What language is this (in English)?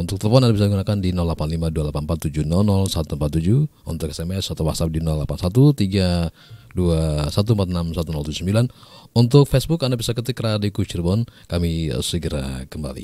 Indonesian